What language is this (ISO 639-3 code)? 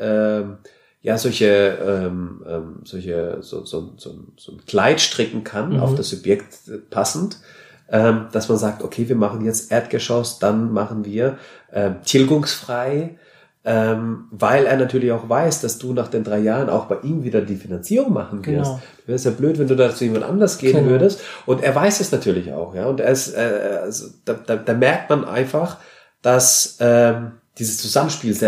deu